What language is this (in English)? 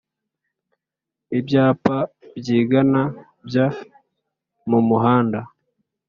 Kinyarwanda